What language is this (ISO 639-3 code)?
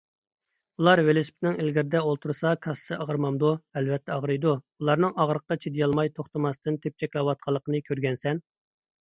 uig